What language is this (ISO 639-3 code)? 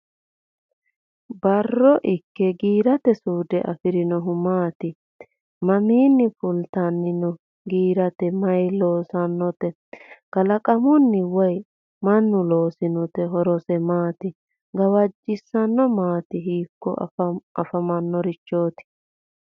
sid